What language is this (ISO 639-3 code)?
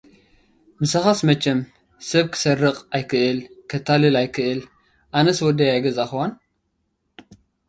tir